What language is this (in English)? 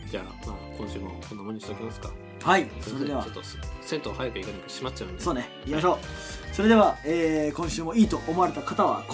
Japanese